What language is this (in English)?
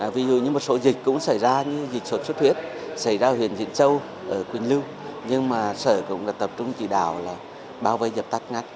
Vietnamese